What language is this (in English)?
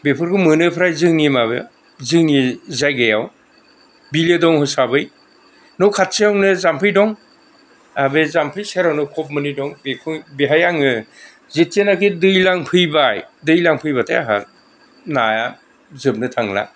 Bodo